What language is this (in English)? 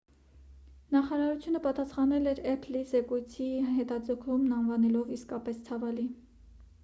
Armenian